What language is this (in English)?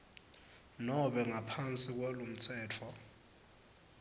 Swati